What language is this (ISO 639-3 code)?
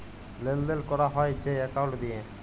ben